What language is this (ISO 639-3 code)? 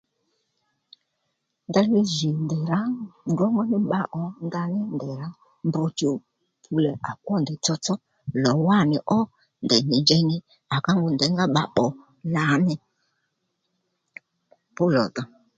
led